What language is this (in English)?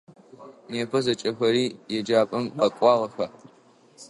Adyghe